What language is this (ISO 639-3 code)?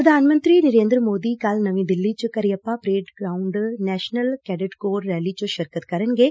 pan